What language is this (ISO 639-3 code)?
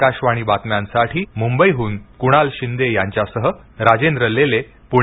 mar